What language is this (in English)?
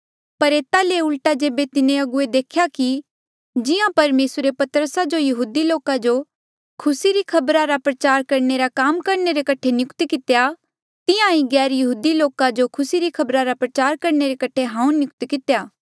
Mandeali